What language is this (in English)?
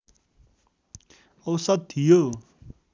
Nepali